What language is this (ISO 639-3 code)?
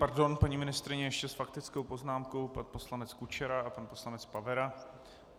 ces